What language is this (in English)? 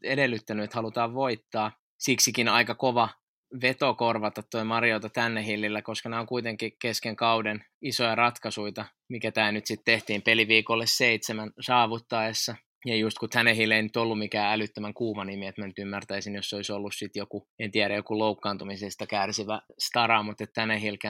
Finnish